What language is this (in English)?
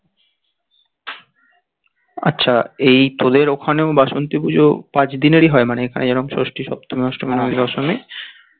Bangla